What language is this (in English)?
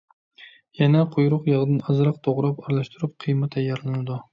Uyghur